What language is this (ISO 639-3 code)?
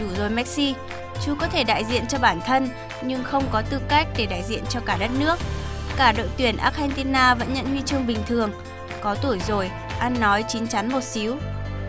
vie